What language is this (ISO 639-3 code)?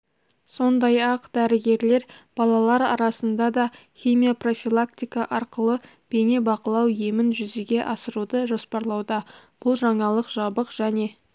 kaz